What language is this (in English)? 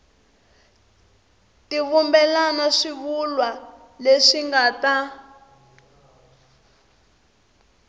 Tsonga